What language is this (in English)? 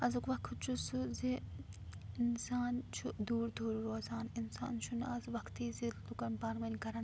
Kashmiri